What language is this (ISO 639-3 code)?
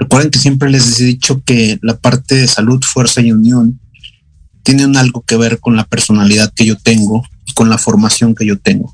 spa